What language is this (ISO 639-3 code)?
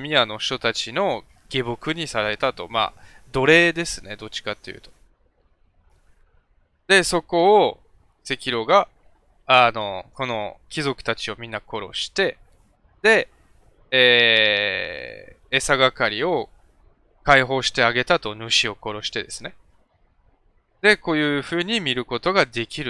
jpn